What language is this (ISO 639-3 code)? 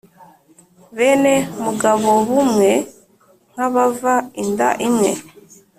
kin